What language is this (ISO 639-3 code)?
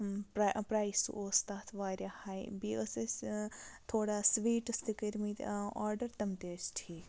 kas